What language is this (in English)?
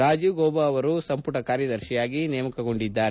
Kannada